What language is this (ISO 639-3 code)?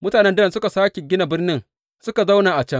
hau